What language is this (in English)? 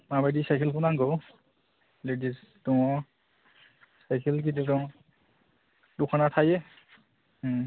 Bodo